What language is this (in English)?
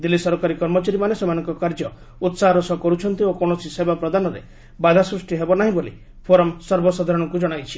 Odia